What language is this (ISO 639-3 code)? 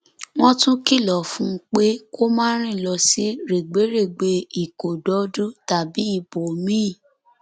yor